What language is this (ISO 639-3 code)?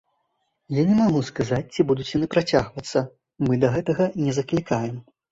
bel